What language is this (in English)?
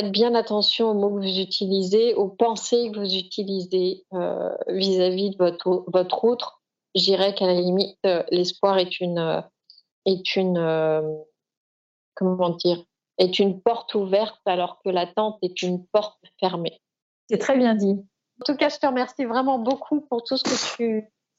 French